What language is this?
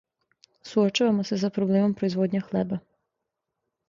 Serbian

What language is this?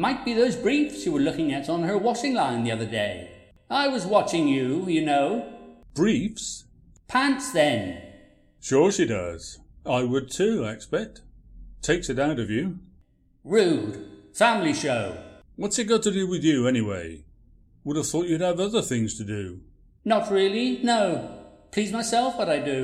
English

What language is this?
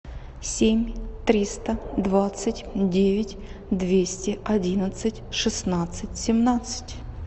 Russian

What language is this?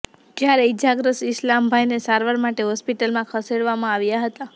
Gujarati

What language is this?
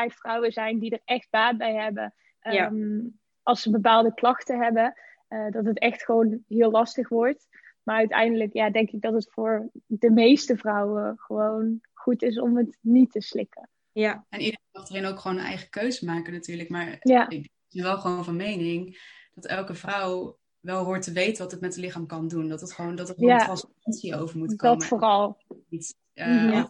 Dutch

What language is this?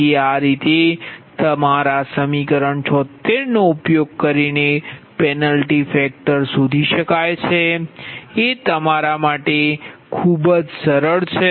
Gujarati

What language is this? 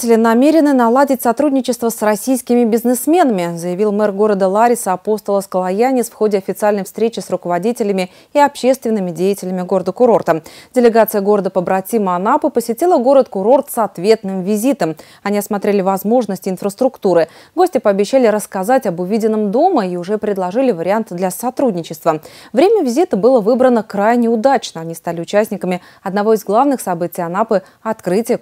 Russian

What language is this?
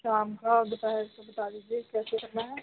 Punjabi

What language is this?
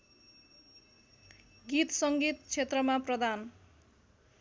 Nepali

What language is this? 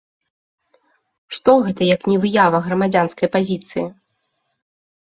Belarusian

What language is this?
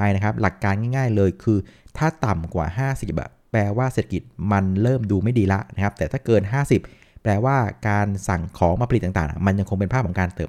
Thai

